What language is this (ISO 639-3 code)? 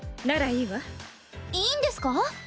jpn